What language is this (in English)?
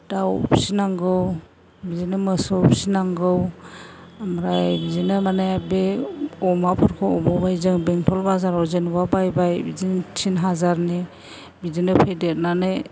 Bodo